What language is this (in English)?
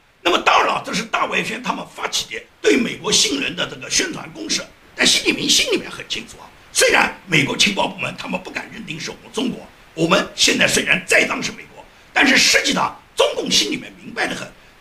Chinese